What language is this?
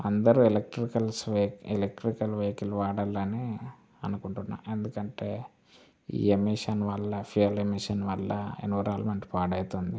Telugu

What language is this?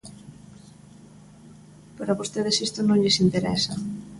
Galician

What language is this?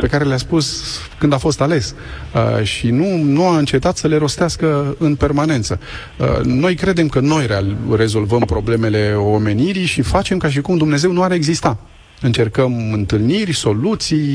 Romanian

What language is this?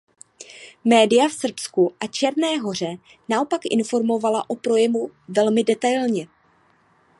Czech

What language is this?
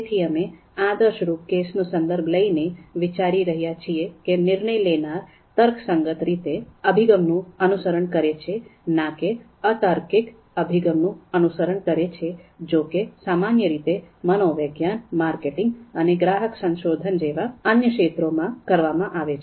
Gujarati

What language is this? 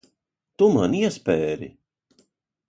Latvian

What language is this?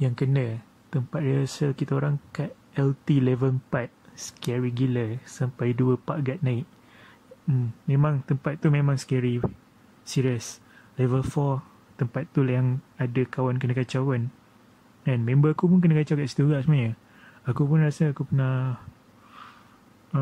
Malay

